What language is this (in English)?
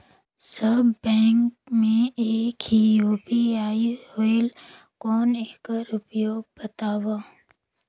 Chhattisgarhi